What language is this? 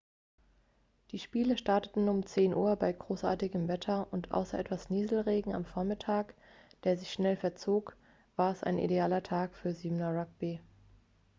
German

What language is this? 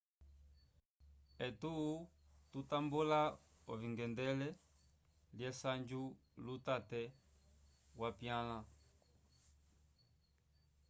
Umbundu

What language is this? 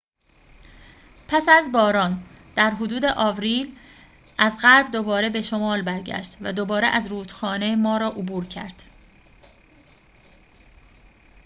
Persian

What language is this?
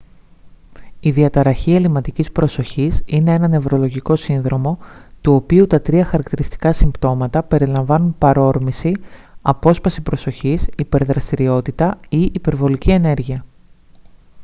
Greek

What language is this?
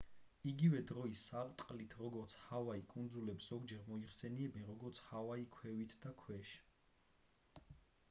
Georgian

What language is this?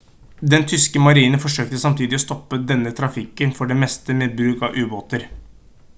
Norwegian Bokmål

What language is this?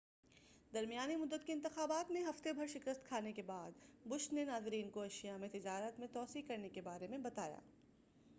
Urdu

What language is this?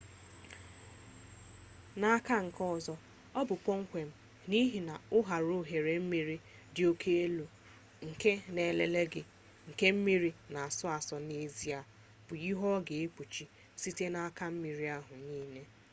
Igbo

